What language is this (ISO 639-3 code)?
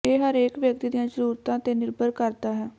pan